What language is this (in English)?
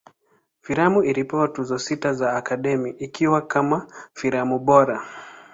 Swahili